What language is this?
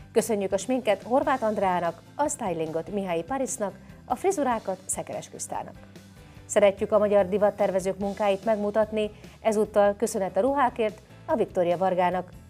Hungarian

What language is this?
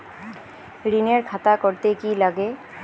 Bangla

